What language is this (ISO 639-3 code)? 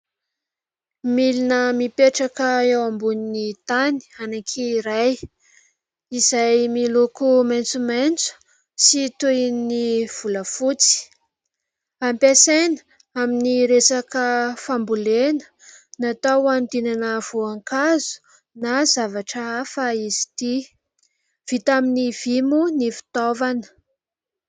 mlg